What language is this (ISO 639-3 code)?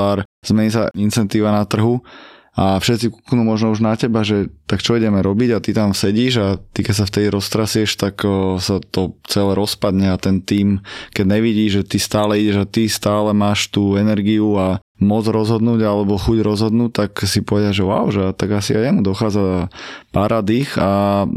slk